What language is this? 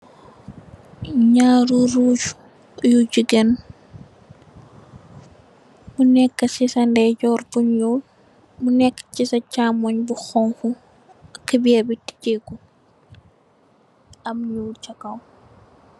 Wolof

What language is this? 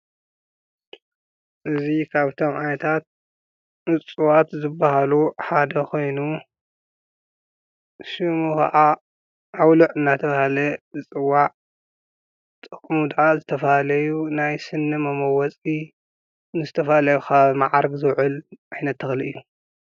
Tigrinya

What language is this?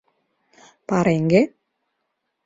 Mari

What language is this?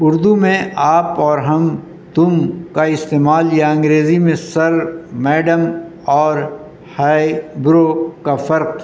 Urdu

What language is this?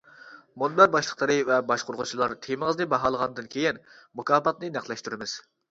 Uyghur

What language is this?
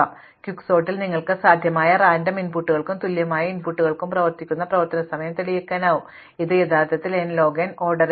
Malayalam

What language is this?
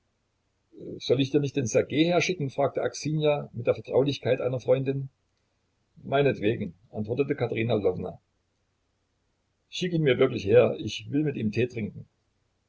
German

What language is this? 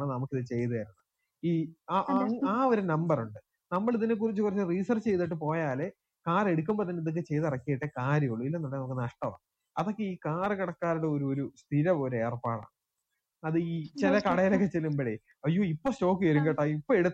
Malayalam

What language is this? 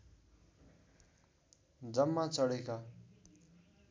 Nepali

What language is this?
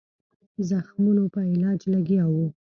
Pashto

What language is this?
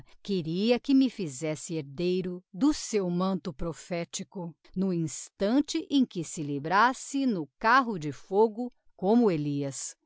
Portuguese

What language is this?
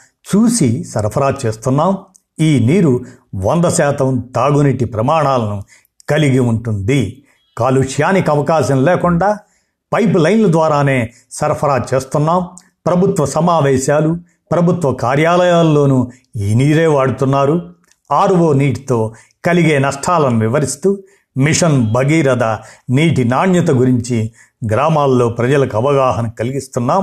Telugu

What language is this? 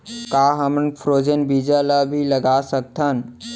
Chhattisgarhi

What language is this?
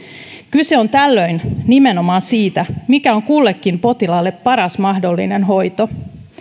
Finnish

